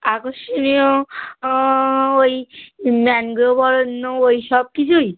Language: Bangla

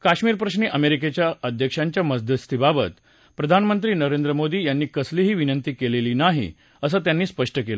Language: Marathi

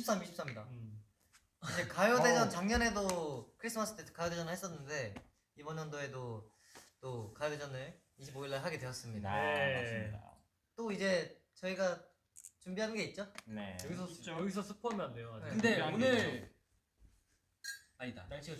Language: Korean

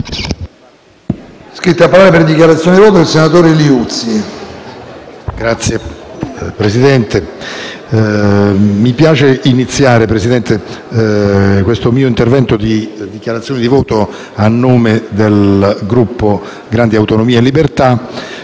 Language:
Italian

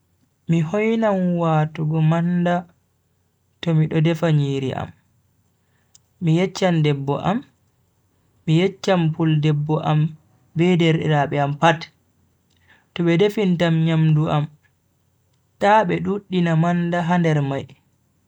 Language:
Bagirmi Fulfulde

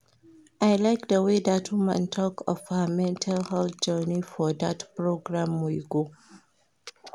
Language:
Nigerian Pidgin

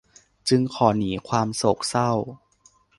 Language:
Thai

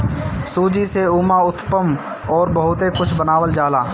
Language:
Bhojpuri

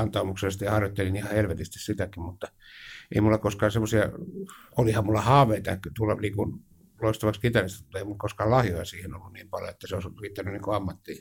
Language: Finnish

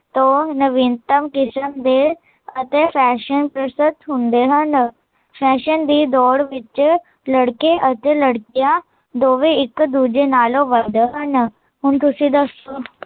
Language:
Punjabi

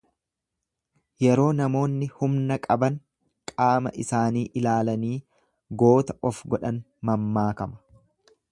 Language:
Oromo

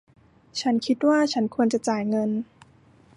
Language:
Thai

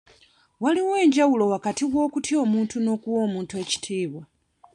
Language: Ganda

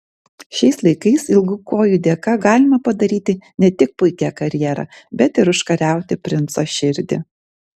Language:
Lithuanian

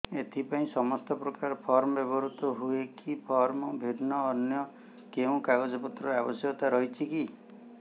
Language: Odia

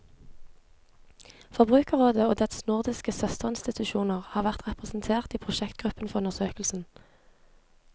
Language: Norwegian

